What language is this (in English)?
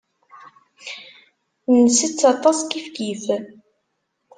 Kabyle